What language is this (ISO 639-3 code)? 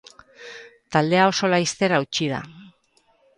eus